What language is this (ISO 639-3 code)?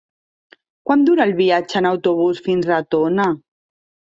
cat